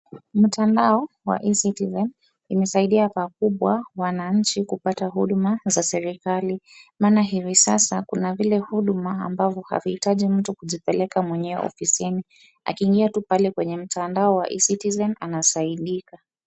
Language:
Swahili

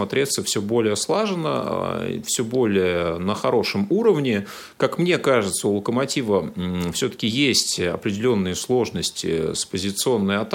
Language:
Russian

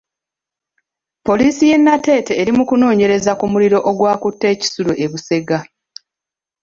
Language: Ganda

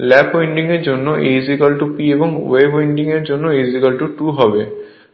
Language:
Bangla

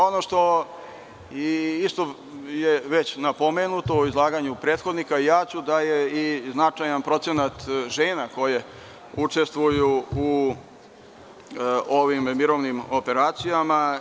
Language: Serbian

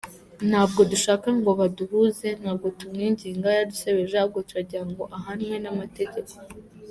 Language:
Kinyarwanda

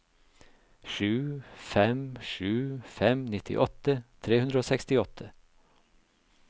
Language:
Norwegian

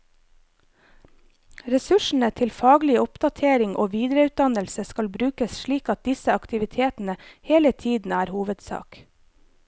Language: Norwegian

